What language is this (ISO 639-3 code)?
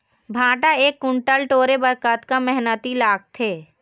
hne